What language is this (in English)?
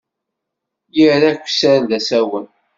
Kabyle